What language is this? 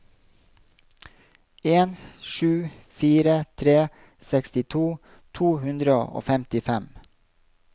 Norwegian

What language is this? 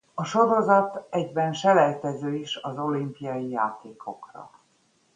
Hungarian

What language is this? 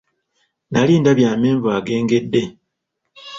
Ganda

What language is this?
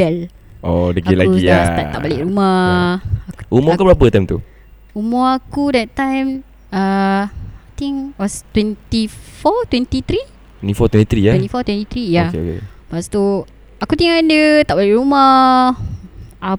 Malay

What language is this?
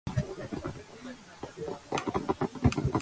Georgian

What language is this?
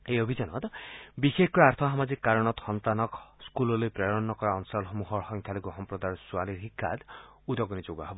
Assamese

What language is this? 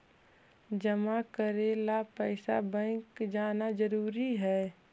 Magahi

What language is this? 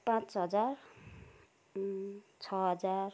Nepali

